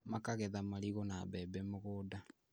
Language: Kikuyu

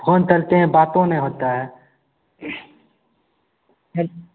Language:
Hindi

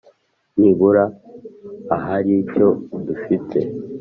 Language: Kinyarwanda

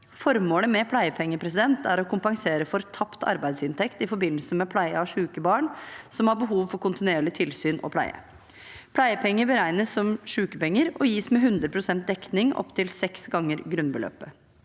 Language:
Norwegian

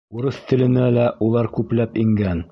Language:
Bashkir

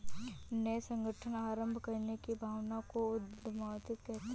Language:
Hindi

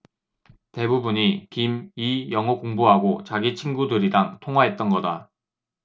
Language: Korean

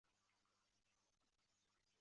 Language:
Chinese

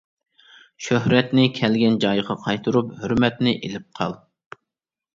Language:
Uyghur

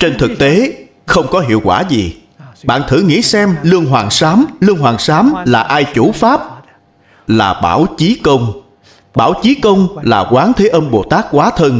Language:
Vietnamese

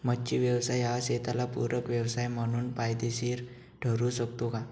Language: Marathi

